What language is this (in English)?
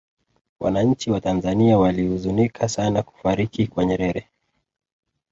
Swahili